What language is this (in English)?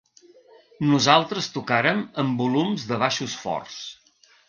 Catalan